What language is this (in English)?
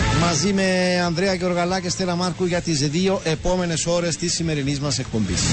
Greek